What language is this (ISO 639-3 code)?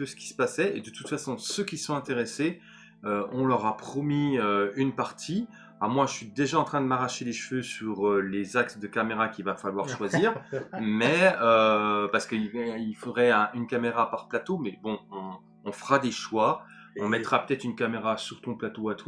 fra